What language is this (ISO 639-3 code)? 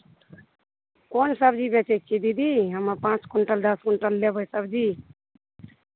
mai